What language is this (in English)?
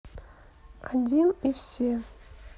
Russian